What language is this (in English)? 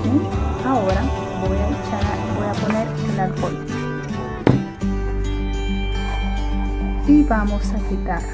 Spanish